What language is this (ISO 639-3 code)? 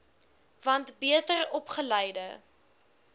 afr